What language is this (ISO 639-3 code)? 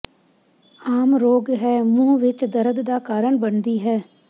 pan